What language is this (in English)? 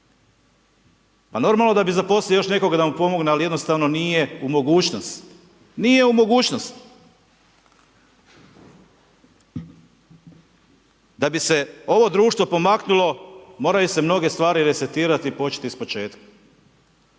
Croatian